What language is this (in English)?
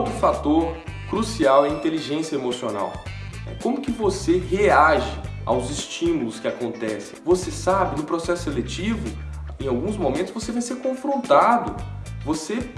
Portuguese